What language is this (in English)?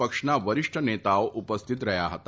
Gujarati